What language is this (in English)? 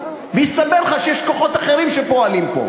Hebrew